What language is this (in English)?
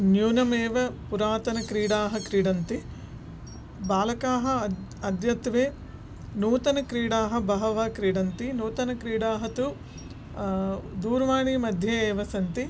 Sanskrit